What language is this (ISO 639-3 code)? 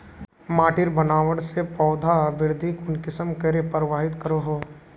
mag